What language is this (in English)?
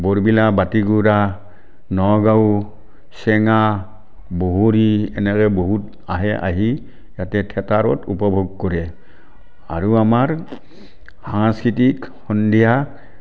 Assamese